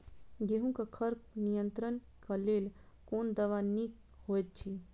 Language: Maithili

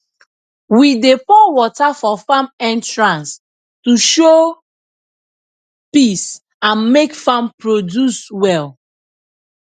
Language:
Nigerian Pidgin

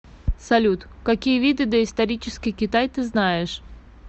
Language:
Russian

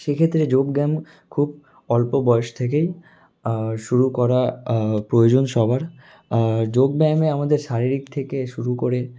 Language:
Bangla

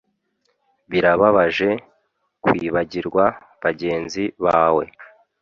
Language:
Kinyarwanda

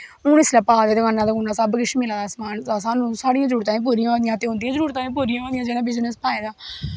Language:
Dogri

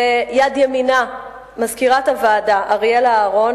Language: Hebrew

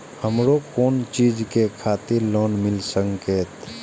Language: Maithili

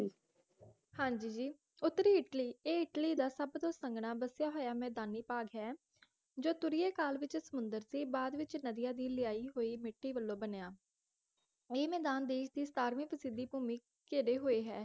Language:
Punjabi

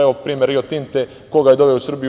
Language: Serbian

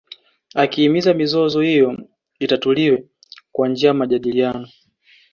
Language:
Swahili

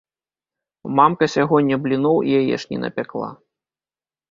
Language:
Belarusian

